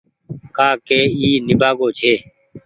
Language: Goaria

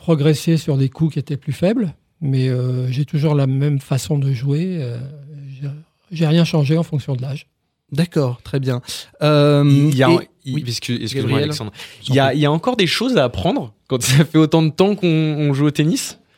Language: French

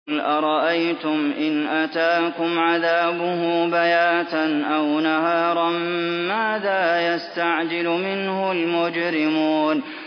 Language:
Arabic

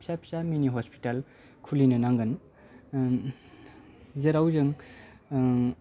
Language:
Bodo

